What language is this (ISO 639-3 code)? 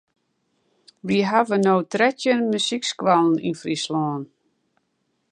fry